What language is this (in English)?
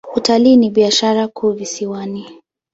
Swahili